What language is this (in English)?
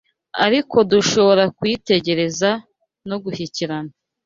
Kinyarwanda